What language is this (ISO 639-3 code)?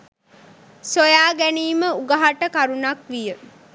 sin